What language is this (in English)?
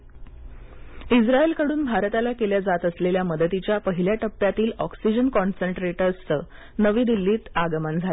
Marathi